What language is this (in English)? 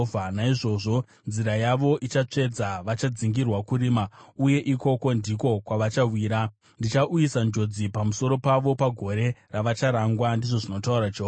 Shona